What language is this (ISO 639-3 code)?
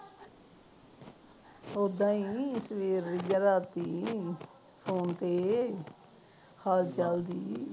pan